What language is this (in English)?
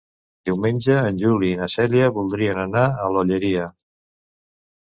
Catalan